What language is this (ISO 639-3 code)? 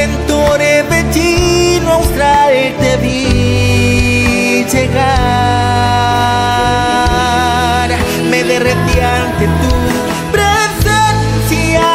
spa